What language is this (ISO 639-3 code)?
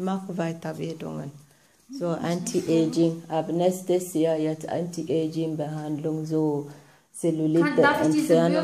deu